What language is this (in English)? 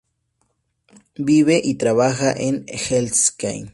Spanish